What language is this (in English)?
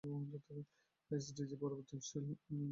Bangla